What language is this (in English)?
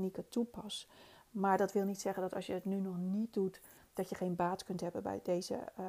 Dutch